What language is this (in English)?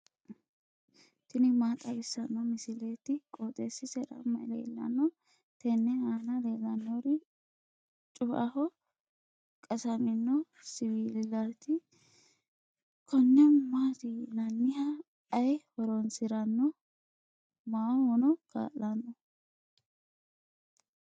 Sidamo